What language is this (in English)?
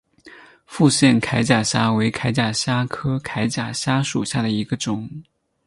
Chinese